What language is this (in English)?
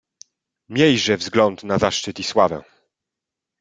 Polish